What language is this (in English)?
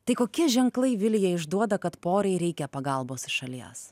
Lithuanian